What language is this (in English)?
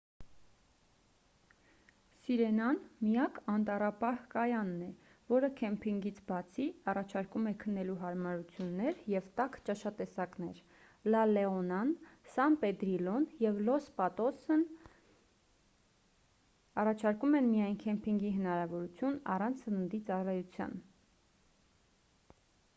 Armenian